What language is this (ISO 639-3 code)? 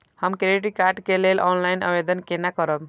mai